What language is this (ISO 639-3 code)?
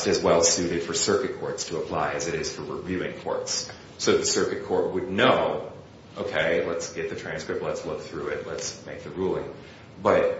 eng